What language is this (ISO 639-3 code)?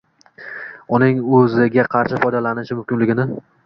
uzb